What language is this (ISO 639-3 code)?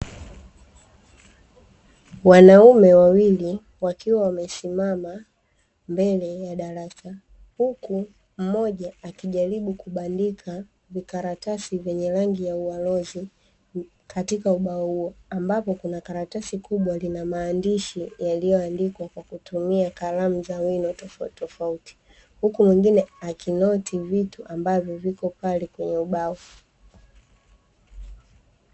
swa